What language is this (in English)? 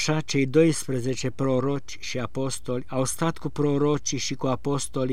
Romanian